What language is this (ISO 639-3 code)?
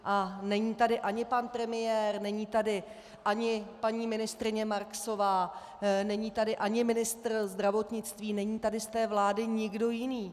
ces